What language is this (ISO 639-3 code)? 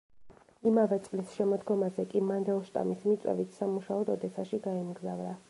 kat